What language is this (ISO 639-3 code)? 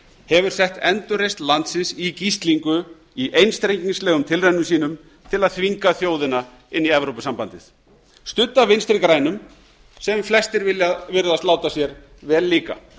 isl